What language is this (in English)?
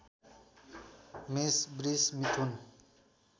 Nepali